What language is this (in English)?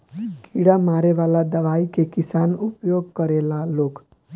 Bhojpuri